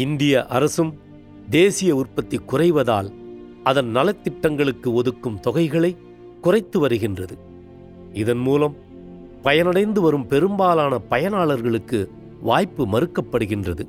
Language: Tamil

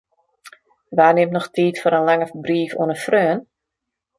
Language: Western Frisian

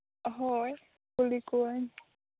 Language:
Santali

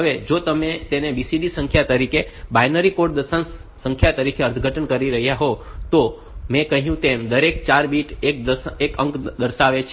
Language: Gujarati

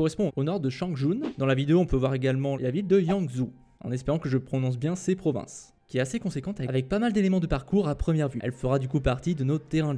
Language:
French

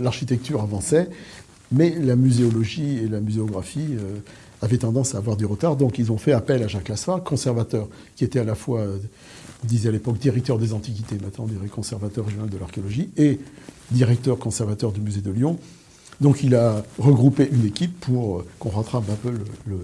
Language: French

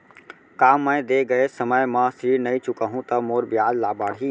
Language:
Chhattisgarhi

